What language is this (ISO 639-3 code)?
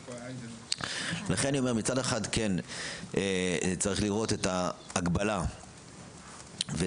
heb